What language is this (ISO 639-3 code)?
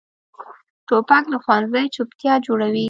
pus